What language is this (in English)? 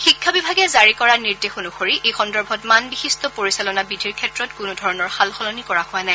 Assamese